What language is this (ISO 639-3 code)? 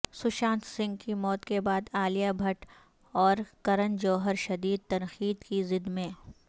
urd